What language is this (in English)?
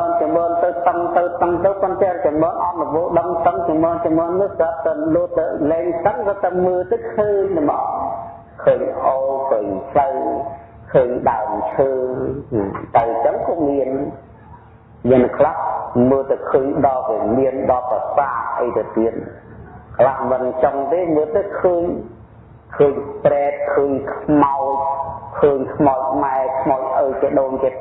Vietnamese